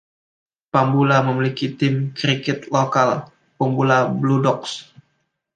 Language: Indonesian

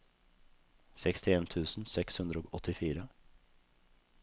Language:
Norwegian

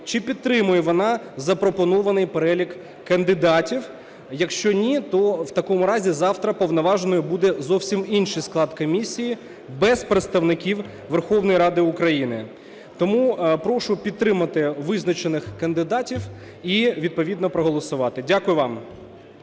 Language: Ukrainian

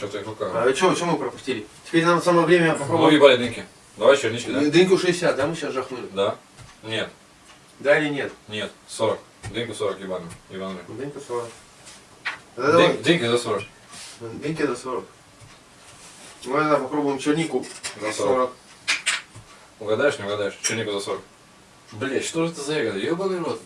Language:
Russian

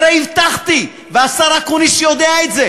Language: Hebrew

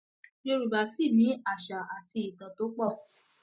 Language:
Yoruba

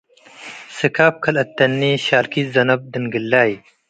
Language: Tigre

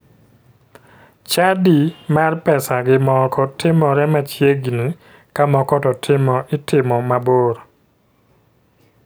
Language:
Luo (Kenya and Tanzania)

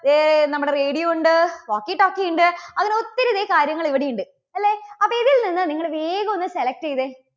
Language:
Malayalam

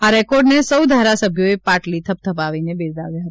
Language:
Gujarati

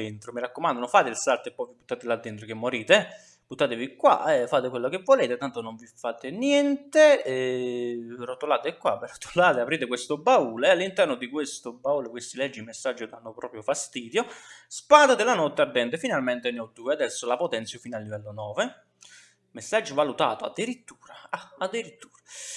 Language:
Italian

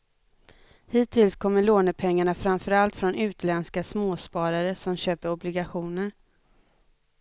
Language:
Swedish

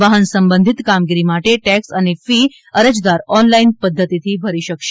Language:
Gujarati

